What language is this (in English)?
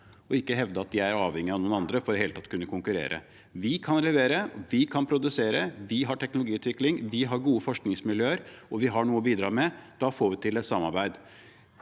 Norwegian